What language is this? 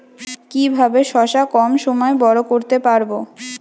Bangla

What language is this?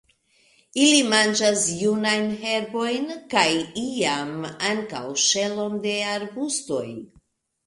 Esperanto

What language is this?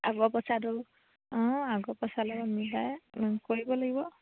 Assamese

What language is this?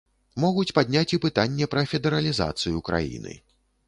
Belarusian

